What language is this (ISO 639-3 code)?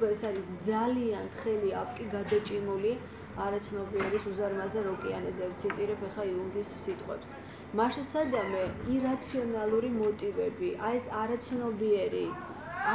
tur